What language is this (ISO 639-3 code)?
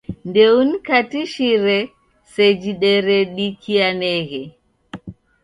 dav